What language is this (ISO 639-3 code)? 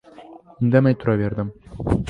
uzb